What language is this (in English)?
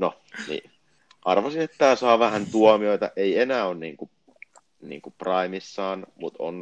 Finnish